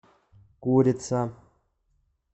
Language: Russian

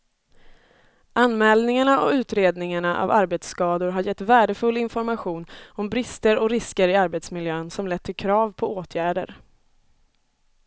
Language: Swedish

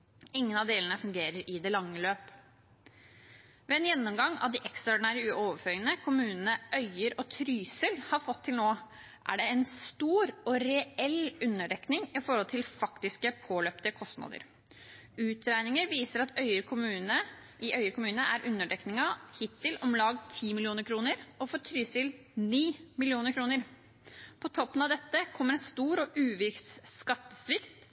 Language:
Norwegian Bokmål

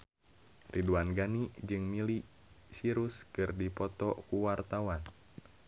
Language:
Sundanese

